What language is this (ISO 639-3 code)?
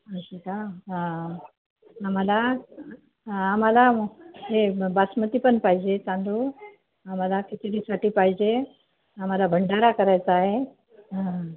mar